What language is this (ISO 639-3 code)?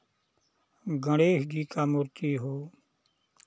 hin